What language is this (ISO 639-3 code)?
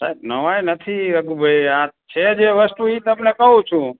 guj